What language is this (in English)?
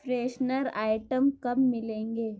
Urdu